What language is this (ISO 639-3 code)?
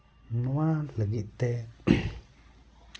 sat